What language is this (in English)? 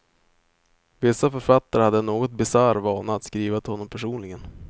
Swedish